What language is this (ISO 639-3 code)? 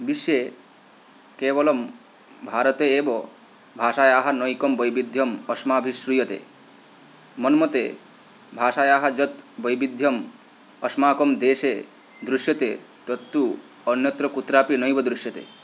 san